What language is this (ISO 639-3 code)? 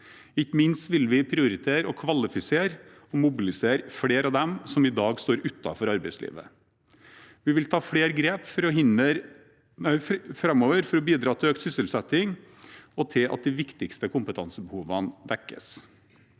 nor